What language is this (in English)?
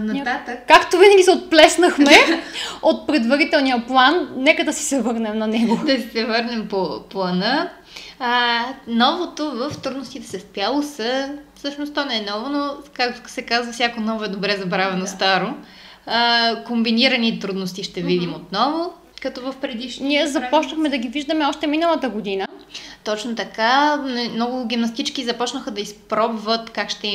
Bulgarian